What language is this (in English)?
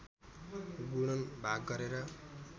Nepali